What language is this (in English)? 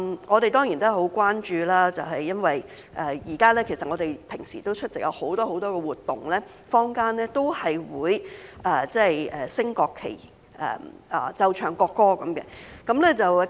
Cantonese